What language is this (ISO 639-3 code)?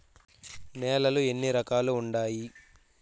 tel